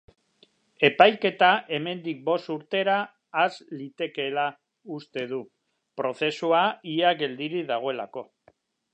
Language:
Basque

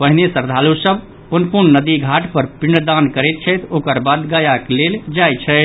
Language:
Maithili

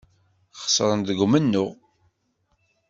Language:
Kabyle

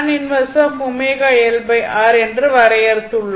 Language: Tamil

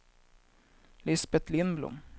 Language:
Swedish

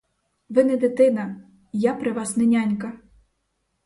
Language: Ukrainian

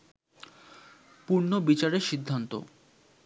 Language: Bangla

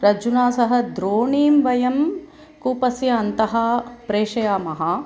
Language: Sanskrit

